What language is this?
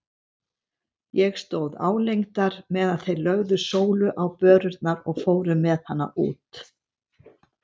Icelandic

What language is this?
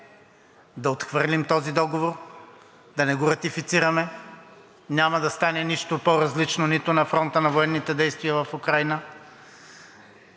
Bulgarian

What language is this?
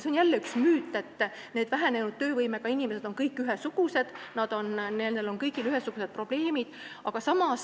Estonian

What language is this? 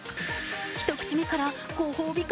Japanese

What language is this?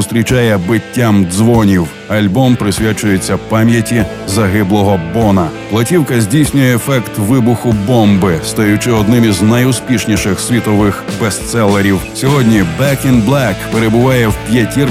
Ukrainian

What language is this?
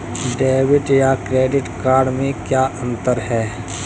Hindi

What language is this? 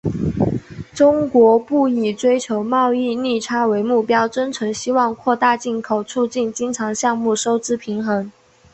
Chinese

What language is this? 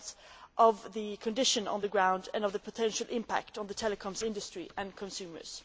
English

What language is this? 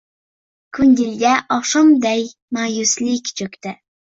Uzbek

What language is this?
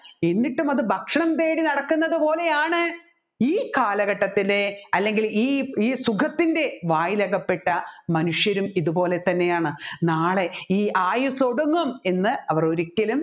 Malayalam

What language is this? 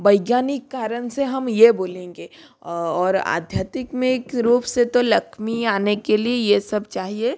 Hindi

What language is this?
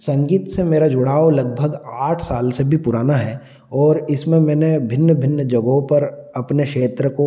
Hindi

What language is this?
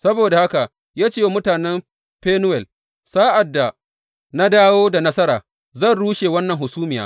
Hausa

